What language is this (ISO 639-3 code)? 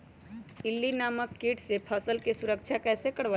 mag